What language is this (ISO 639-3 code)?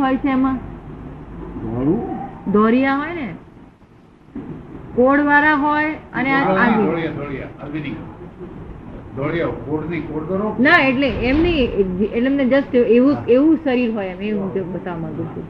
guj